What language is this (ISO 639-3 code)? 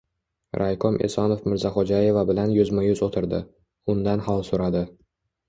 uzb